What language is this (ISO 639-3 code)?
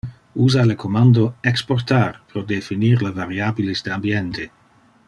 ina